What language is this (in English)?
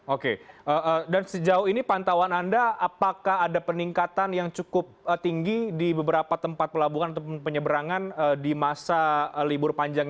Indonesian